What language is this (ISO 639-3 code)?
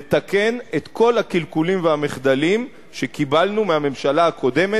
heb